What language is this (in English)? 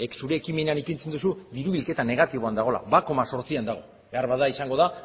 Basque